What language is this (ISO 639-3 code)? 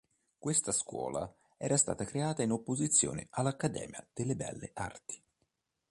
ita